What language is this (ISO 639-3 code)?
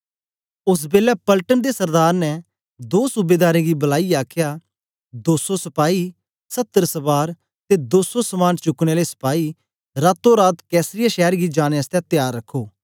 doi